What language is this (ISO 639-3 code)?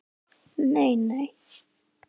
isl